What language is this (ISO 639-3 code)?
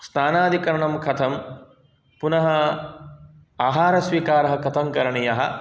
san